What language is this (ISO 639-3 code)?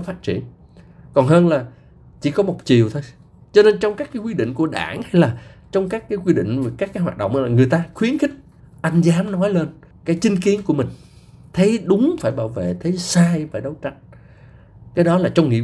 vie